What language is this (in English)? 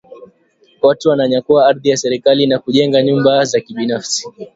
Swahili